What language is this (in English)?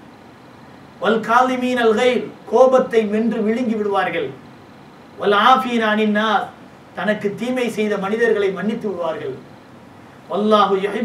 Tamil